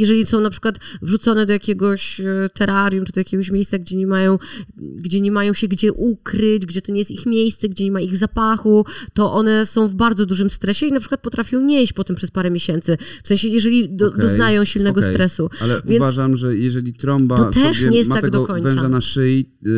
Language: Polish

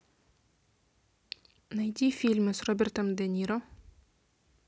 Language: Russian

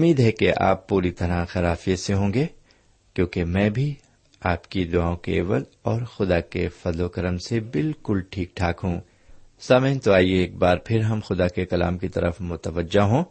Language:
Urdu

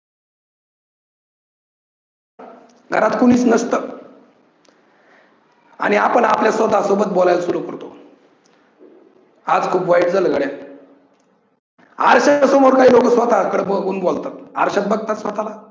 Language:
Marathi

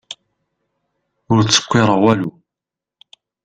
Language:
Kabyle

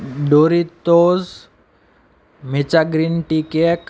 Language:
Gujarati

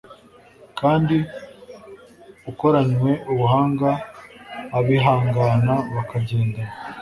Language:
Kinyarwanda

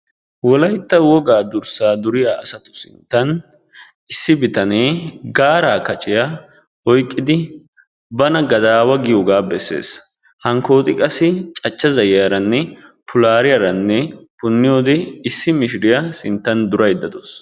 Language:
Wolaytta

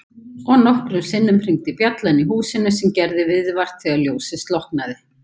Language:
Icelandic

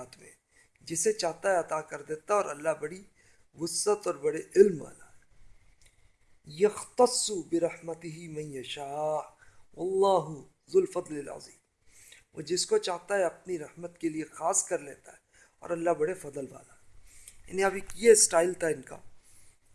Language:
Urdu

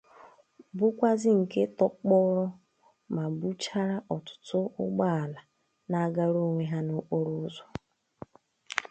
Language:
Igbo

